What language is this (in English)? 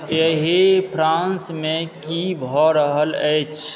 Maithili